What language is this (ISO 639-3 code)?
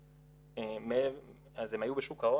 heb